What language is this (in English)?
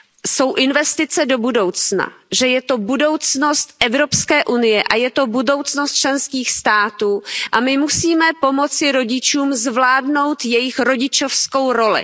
Czech